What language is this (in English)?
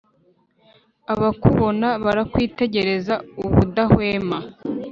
Kinyarwanda